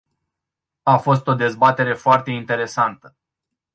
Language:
Romanian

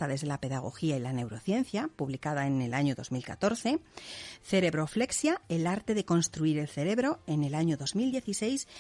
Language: Spanish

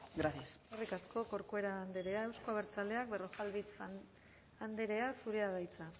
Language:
Basque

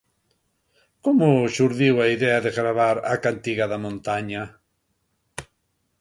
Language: Galician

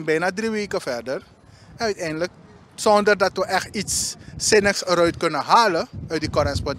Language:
Dutch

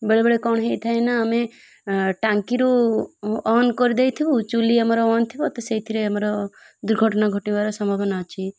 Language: Odia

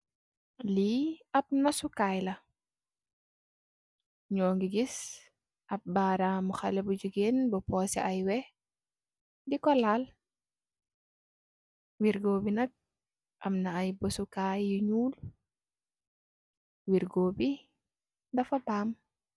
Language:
Wolof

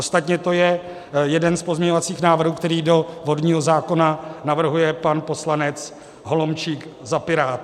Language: Czech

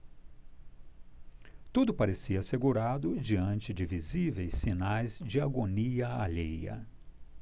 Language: Portuguese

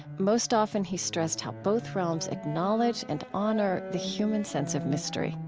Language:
English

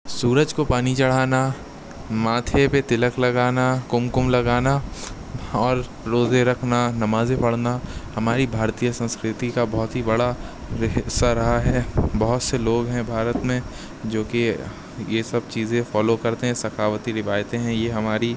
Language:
Urdu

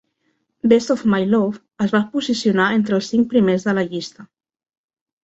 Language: Catalan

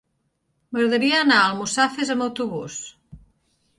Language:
Catalan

